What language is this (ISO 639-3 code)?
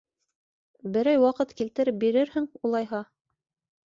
bak